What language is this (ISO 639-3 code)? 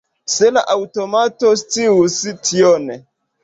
epo